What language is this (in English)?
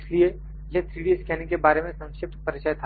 Hindi